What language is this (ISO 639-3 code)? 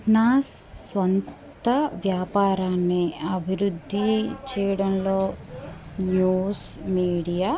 tel